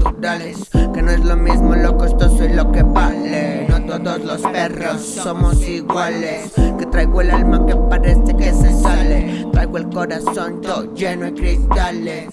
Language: Spanish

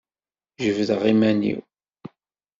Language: Kabyle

